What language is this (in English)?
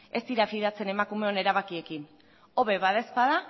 Basque